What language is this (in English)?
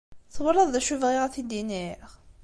Kabyle